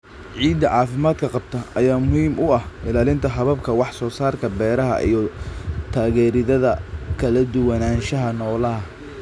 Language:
Somali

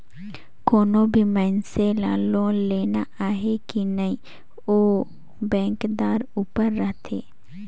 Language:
Chhattisgarhi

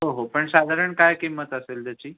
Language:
Marathi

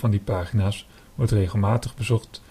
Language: Dutch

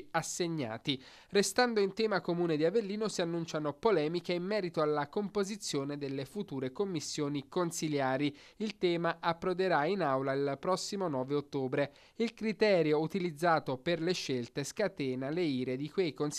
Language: Italian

